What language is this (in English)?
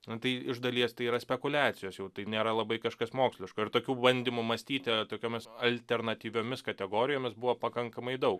Lithuanian